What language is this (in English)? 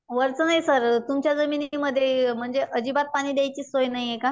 Marathi